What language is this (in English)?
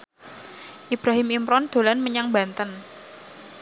Javanese